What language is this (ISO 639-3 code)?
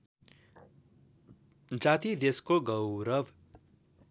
nep